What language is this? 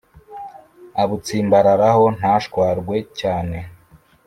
Kinyarwanda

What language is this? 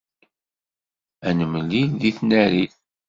Kabyle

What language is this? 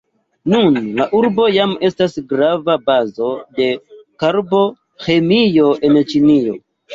Esperanto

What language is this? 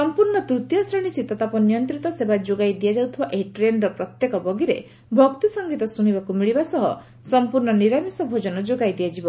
Odia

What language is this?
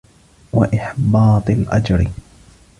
Arabic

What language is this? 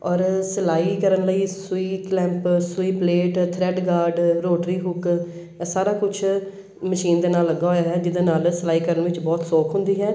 Punjabi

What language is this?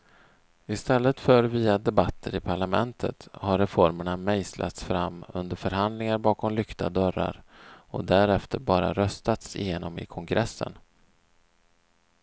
Swedish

